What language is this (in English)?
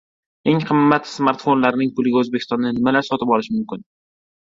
Uzbek